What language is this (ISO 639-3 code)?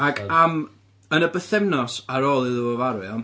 cym